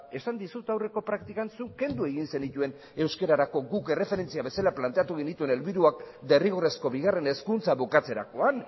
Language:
Basque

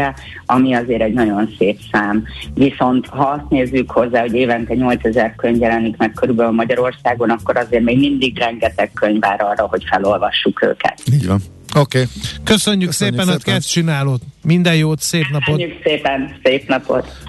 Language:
Hungarian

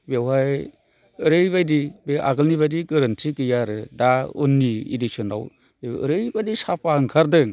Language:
Bodo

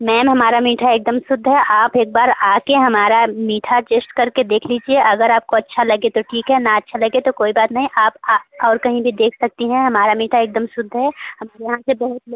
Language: Hindi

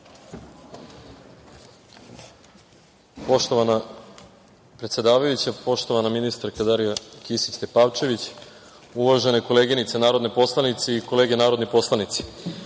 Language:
Serbian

